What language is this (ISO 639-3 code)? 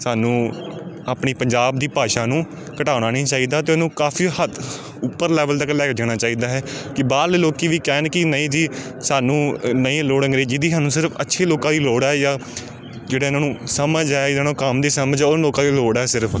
pan